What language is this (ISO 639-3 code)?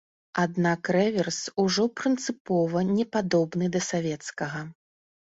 bel